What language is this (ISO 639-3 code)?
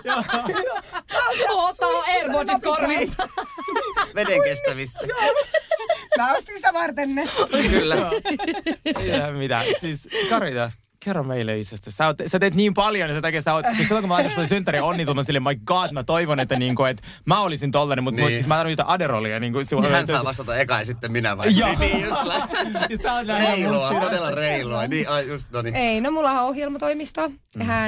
fin